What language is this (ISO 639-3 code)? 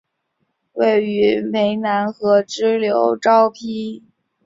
zho